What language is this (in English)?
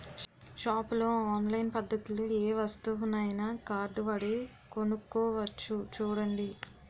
Telugu